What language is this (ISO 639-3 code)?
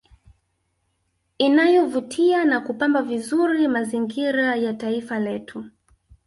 swa